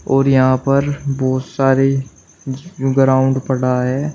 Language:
Hindi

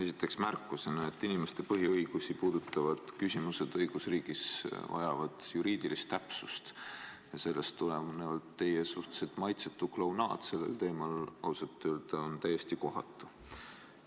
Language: Estonian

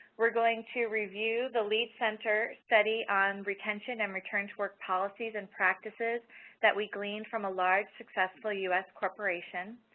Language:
English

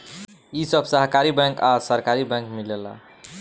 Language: Bhojpuri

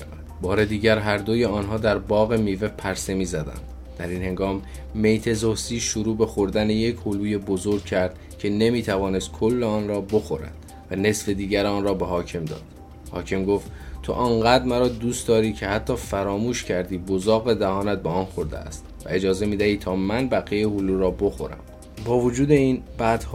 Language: Persian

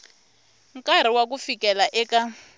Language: Tsonga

